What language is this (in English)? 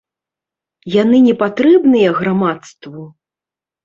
Belarusian